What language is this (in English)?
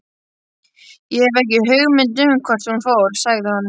Icelandic